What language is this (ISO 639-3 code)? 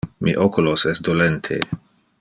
ina